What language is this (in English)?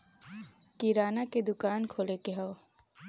Bhojpuri